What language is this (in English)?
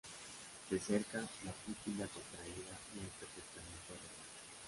Spanish